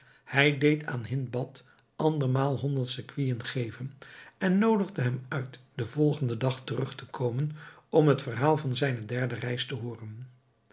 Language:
Dutch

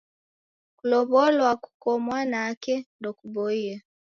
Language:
Taita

